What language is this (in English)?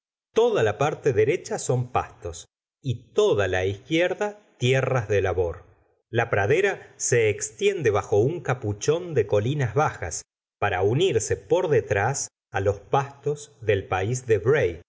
Spanish